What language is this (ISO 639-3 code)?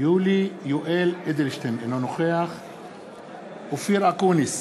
heb